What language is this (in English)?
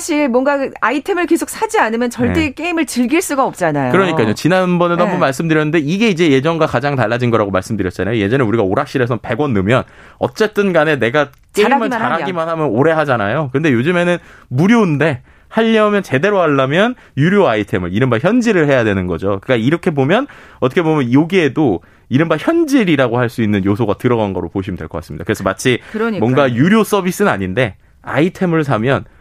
Korean